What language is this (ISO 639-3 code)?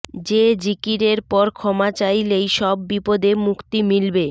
ben